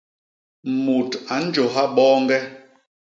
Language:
Basaa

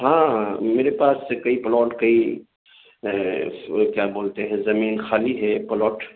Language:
Urdu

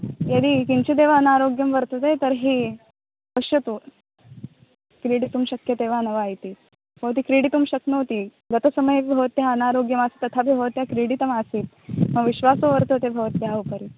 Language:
Sanskrit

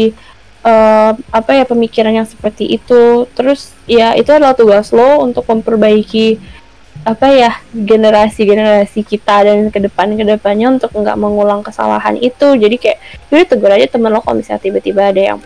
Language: Indonesian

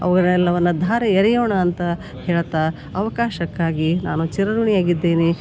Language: Kannada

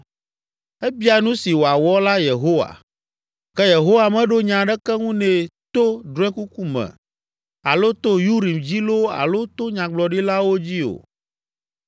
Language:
Ewe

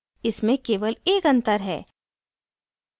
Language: Hindi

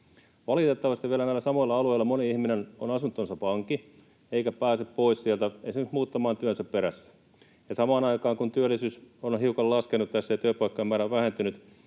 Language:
Finnish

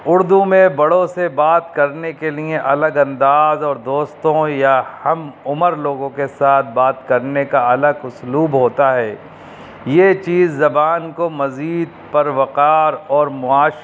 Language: Urdu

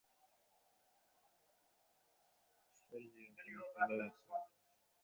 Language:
Bangla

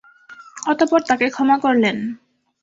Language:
Bangla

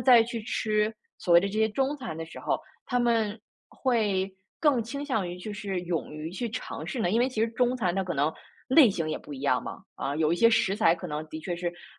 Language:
Chinese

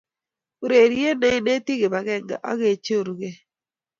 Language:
Kalenjin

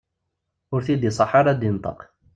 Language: Kabyle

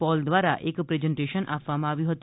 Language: Gujarati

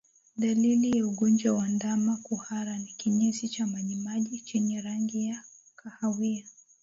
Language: Swahili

